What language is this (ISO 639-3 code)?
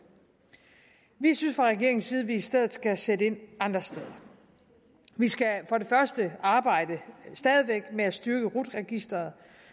dan